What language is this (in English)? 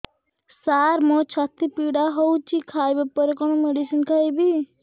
Odia